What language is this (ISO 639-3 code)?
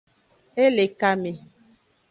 ajg